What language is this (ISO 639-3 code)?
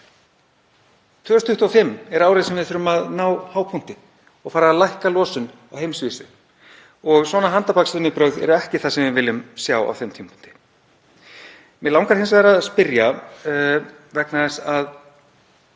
isl